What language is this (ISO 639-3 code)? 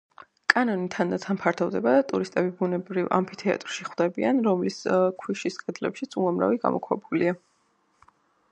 kat